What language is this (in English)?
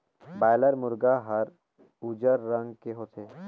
Chhattisgarhi